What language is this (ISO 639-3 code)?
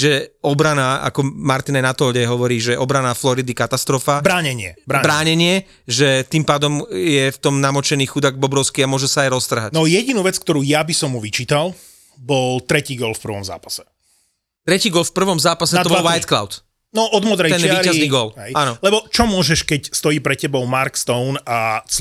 slk